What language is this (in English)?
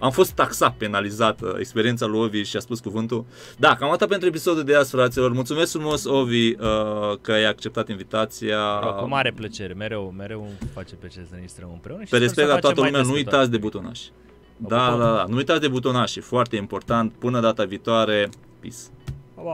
Romanian